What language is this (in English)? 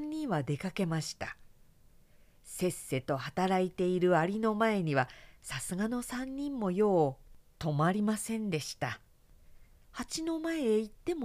Japanese